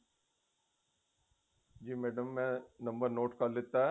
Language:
Punjabi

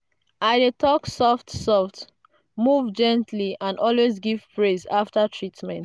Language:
Nigerian Pidgin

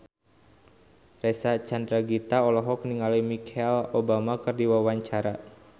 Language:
Sundanese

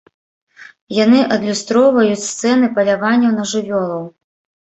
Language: Belarusian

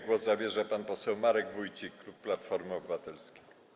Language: Polish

